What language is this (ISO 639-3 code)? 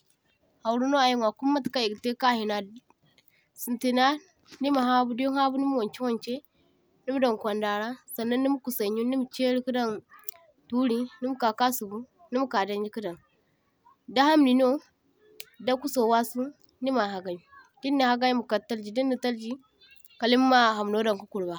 dje